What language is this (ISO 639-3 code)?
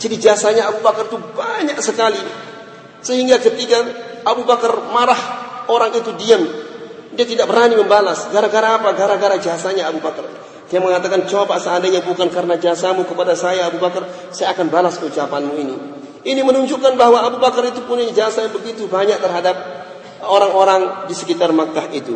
msa